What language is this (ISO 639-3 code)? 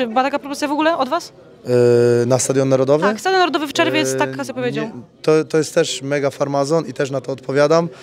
pol